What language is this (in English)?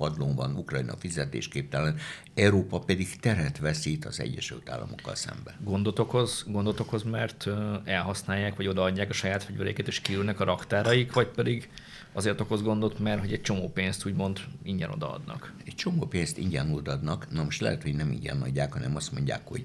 Hungarian